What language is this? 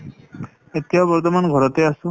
Assamese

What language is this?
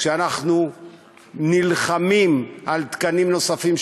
Hebrew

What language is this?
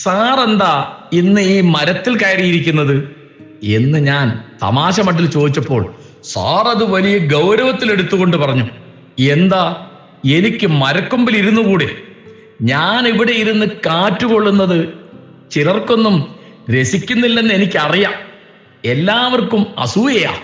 Malayalam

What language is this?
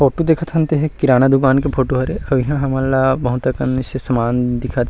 Chhattisgarhi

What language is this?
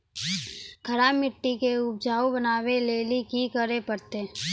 Maithili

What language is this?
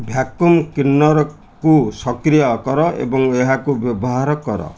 Odia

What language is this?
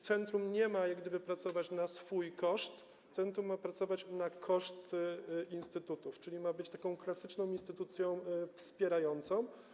Polish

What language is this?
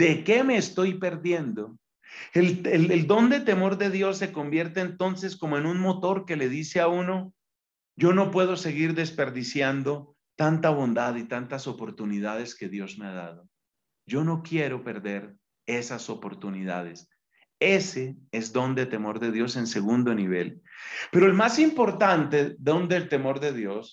Spanish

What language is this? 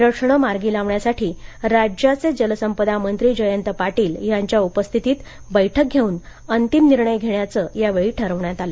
Marathi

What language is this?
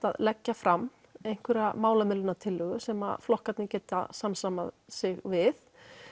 Icelandic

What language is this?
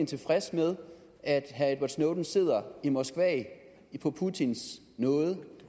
Danish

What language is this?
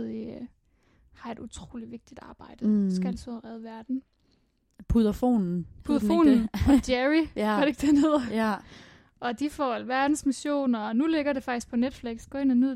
Danish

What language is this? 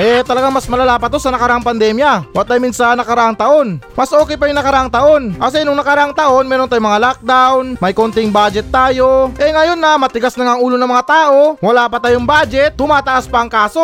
Filipino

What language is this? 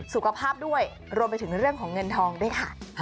Thai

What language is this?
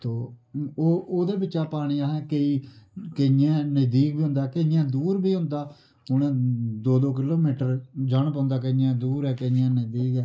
Dogri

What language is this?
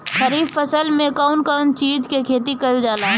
Bhojpuri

